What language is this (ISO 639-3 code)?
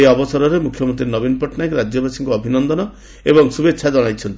ori